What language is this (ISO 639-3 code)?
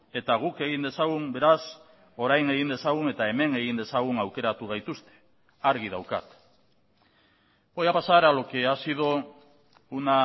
eus